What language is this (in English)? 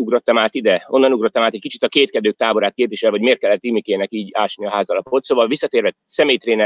Hungarian